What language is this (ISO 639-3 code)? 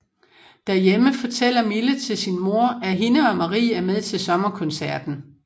dan